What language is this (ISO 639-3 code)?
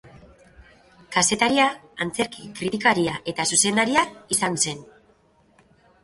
eus